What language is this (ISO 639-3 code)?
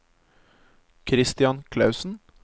nor